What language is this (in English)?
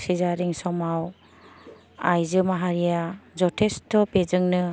Bodo